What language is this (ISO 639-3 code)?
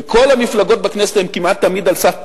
heb